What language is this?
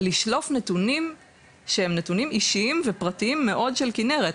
Hebrew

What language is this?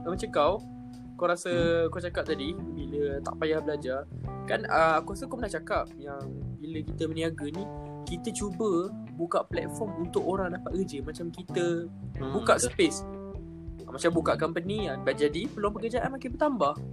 Malay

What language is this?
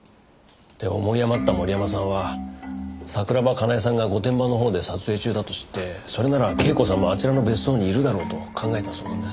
Japanese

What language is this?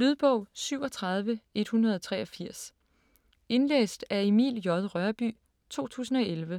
Danish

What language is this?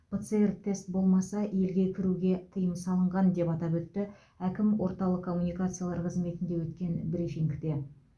Kazakh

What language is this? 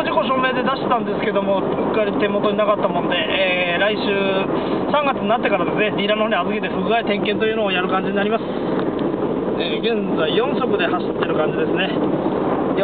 Japanese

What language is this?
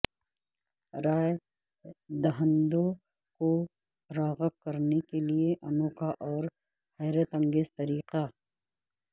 Urdu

